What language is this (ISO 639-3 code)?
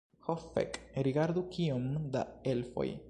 epo